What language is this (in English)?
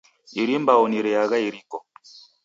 Taita